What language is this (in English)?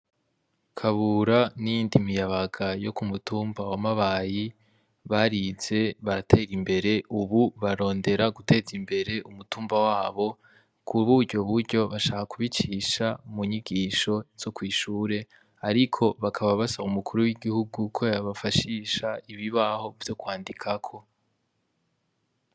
Rundi